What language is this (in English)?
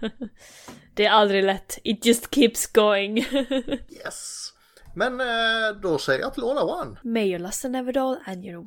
Swedish